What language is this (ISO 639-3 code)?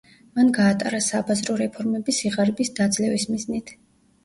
kat